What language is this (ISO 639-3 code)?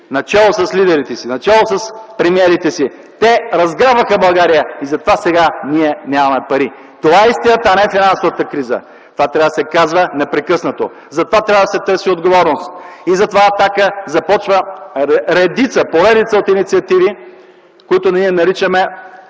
bul